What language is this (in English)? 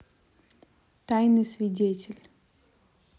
Russian